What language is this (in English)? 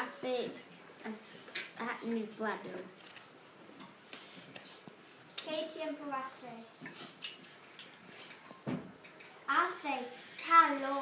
Latvian